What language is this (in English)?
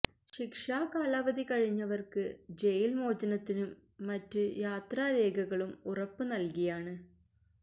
Malayalam